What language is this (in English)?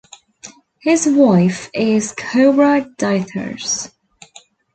English